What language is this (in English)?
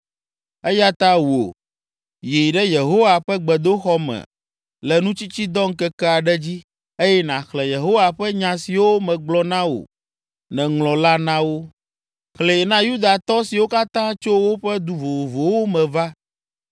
Ewe